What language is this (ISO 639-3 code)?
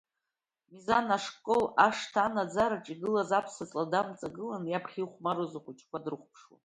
abk